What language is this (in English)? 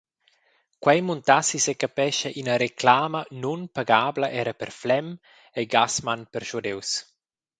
Romansh